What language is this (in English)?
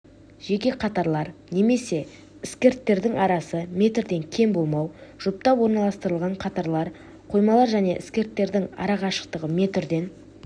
Kazakh